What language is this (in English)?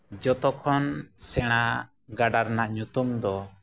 Santali